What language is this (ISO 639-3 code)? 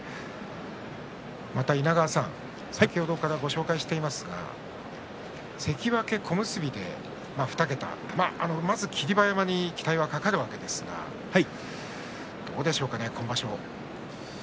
jpn